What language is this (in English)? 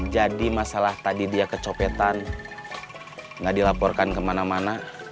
Indonesian